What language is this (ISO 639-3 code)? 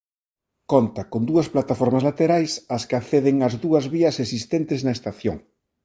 glg